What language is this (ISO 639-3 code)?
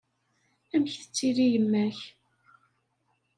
kab